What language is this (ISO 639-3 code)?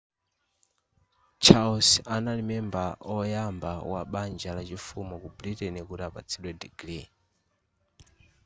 nya